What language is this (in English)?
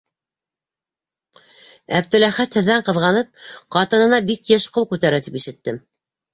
Bashkir